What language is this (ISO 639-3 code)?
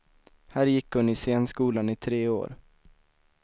swe